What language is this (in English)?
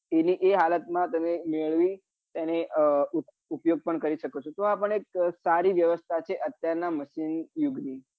Gujarati